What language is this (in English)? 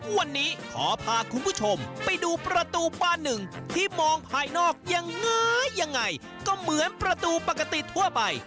Thai